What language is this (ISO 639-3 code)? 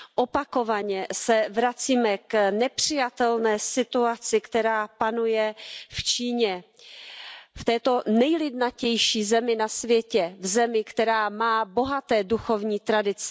ces